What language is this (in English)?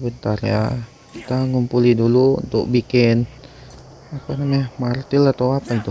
Indonesian